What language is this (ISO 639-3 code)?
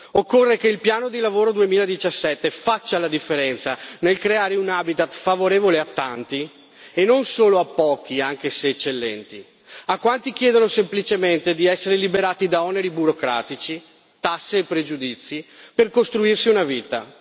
ita